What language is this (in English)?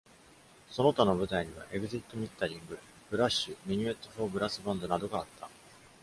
Japanese